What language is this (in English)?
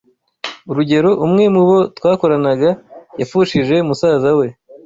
Kinyarwanda